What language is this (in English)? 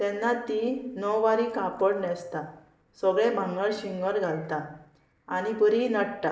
Konkani